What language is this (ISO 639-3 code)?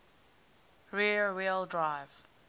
eng